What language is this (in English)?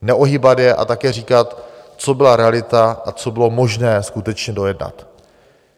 Czech